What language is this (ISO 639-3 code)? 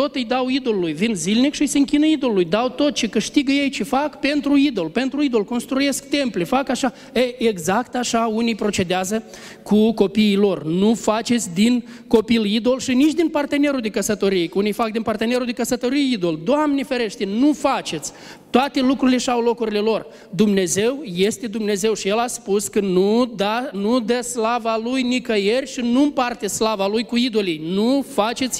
ron